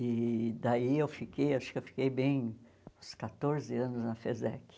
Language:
Portuguese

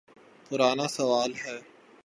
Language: Urdu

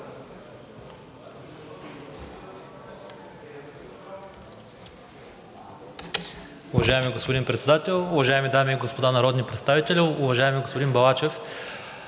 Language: Bulgarian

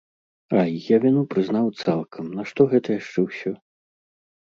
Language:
Belarusian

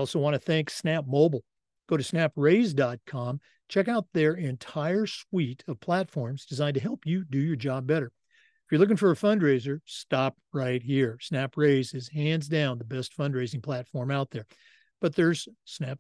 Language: English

